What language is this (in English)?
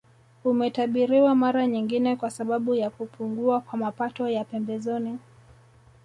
Swahili